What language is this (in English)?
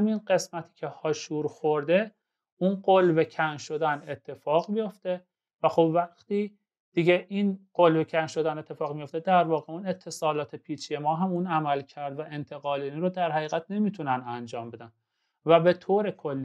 Persian